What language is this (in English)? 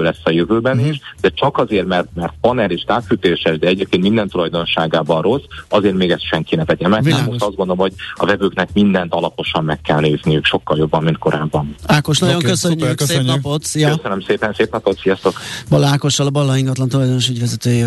Hungarian